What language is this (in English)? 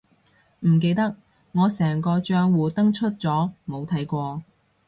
Cantonese